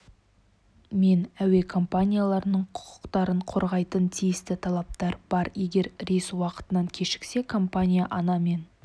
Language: Kazakh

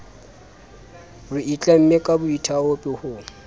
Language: Southern Sotho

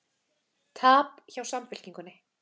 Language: Icelandic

